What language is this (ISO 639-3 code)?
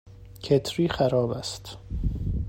fas